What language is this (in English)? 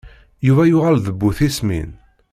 Kabyle